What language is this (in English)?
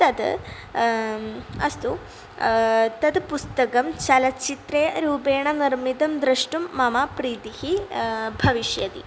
Sanskrit